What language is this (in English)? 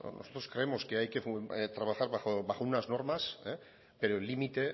Spanish